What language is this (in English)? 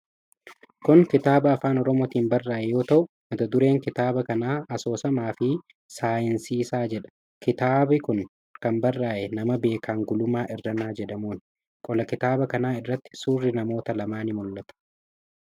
Oromo